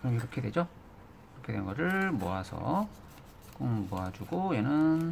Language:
Korean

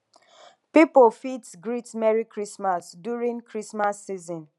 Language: Nigerian Pidgin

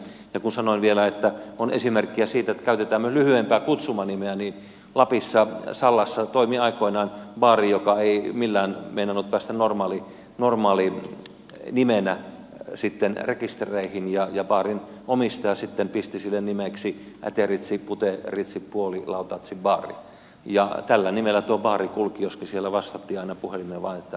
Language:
Finnish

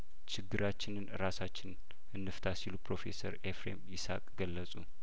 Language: Amharic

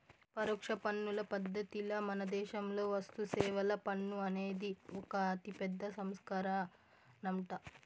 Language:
Telugu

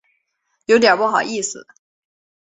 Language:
Chinese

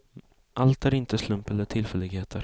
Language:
Swedish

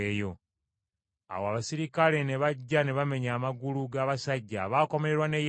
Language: Ganda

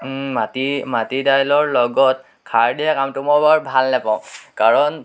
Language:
Assamese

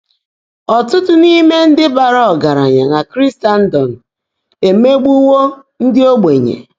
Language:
Igbo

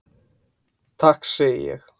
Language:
Icelandic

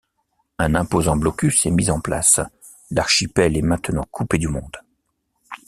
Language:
French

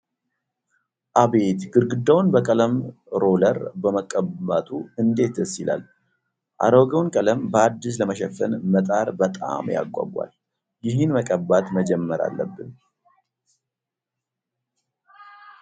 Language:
Amharic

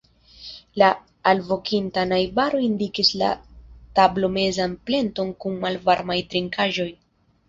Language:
Esperanto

